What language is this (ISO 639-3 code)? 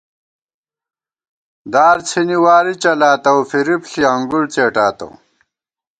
gwt